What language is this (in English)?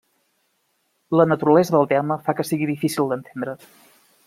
Catalan